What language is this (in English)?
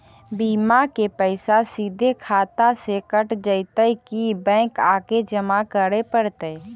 Magahi